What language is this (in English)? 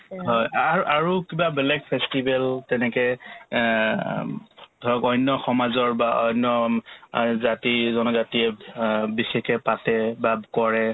Assamese